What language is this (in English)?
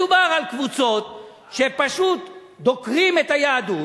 Hebrew